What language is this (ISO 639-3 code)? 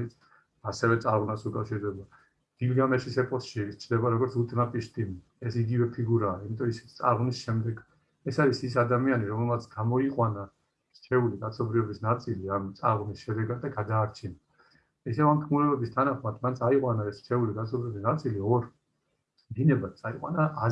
tur